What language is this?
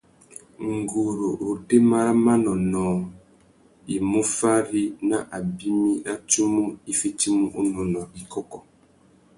Tuki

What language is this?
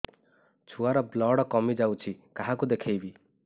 Odia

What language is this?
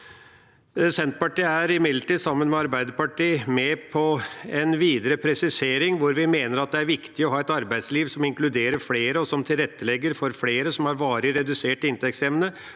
Norwegian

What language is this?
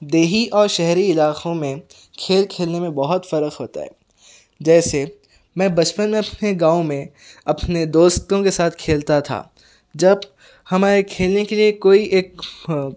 Urdu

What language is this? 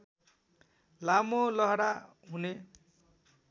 Nepali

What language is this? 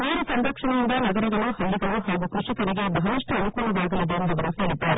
Kannada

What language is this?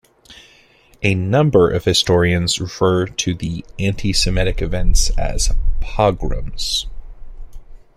English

